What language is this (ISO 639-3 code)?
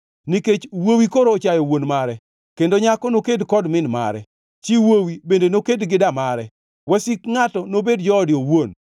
luo